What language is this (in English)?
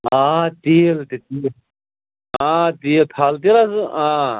Kashmiri